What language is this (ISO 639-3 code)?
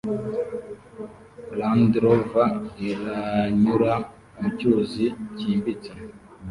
kin